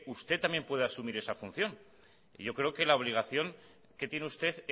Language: Spanish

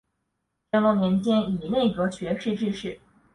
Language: Chinese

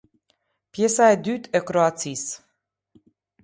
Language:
Albanian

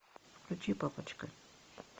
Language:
Russian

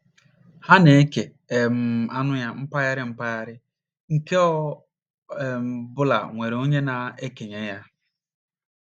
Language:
Igbo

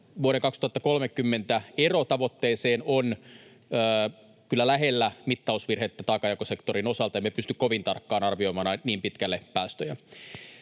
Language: Finnish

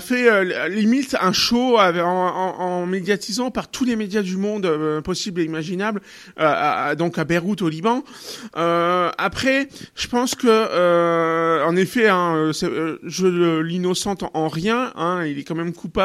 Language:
French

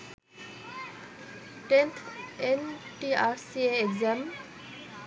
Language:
Bangla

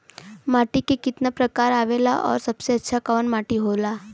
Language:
Bhojpuri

